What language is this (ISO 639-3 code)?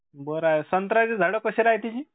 mar